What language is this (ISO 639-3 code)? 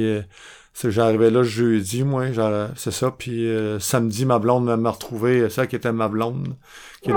fra